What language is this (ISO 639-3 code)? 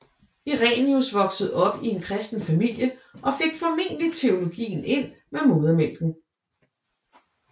dan